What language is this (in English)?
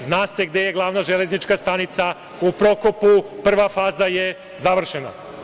Serbian